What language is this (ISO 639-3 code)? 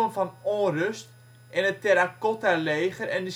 nld